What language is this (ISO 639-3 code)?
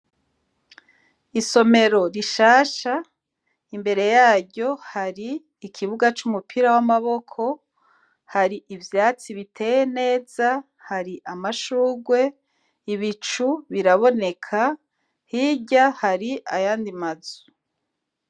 run